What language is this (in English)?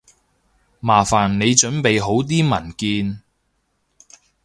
Cantonese